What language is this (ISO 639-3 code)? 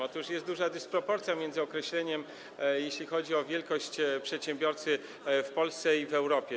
pol